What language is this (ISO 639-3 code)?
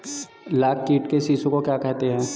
hin